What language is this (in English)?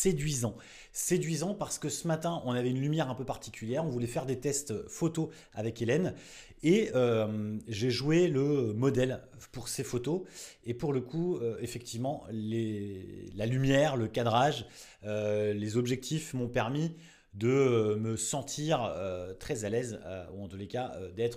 French